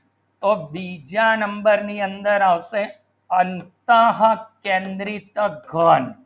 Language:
Gujarati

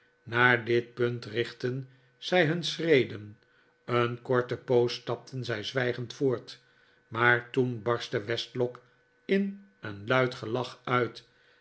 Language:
Dutch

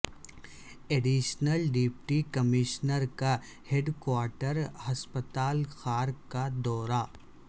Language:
Urdu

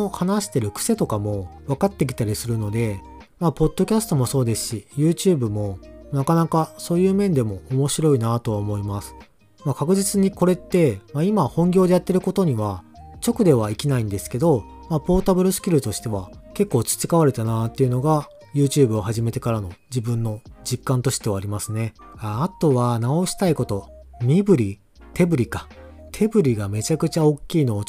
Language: Japanese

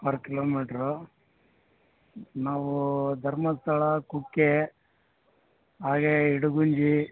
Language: Kannada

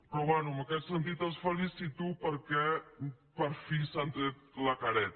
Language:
Catalan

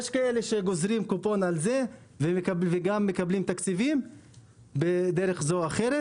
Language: Hebrew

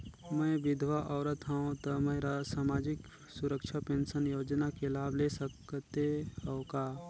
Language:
Chhattisgarhi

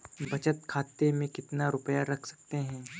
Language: Hindi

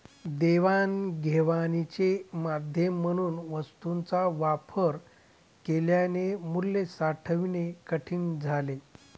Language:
Marathi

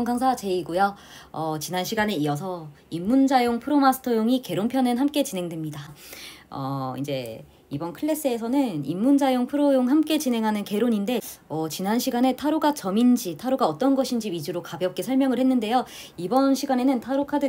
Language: Korean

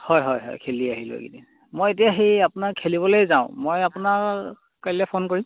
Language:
Assamese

